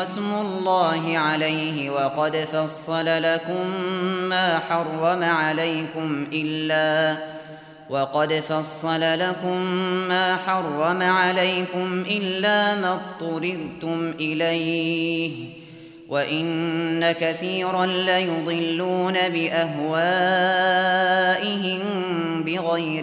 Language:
Arabic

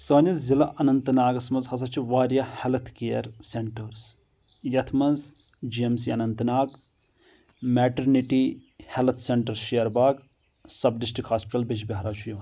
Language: Kashmiri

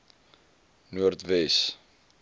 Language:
Afrikaans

